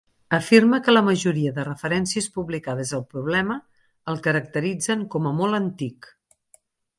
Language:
Catalan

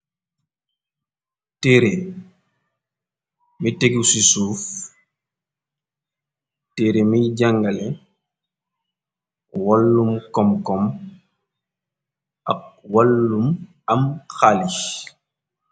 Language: Wolof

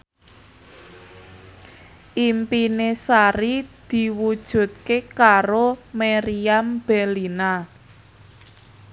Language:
Javanese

